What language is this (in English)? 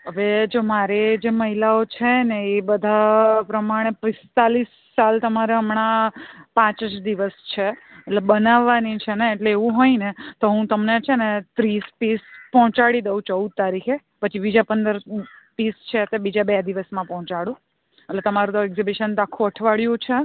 Gujarati